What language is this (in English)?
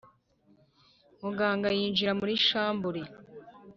Kinyarwanda